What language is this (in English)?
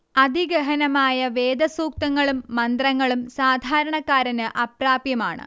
Malayalam